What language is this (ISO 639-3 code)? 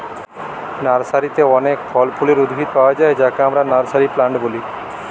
ben